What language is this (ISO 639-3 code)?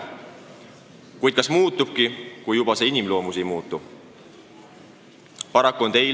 est